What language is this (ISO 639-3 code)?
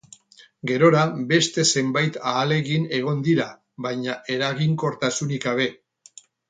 eus